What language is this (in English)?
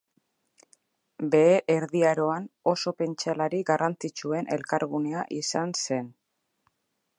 Basque